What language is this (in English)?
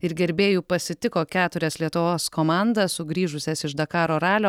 Lithuanian